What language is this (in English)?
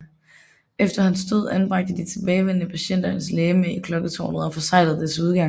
Danish